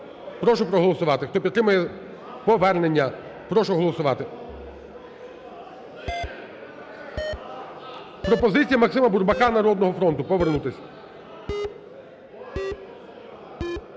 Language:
Ukrainian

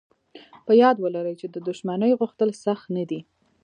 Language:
Pashto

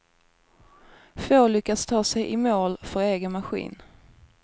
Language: Swedish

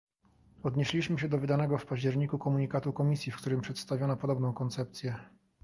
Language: Polish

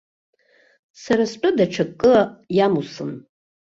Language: Abkhazian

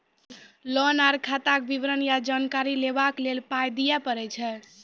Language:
Maithili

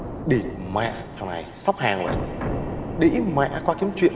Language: Vietnamese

